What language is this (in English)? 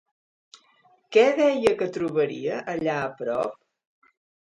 Catalan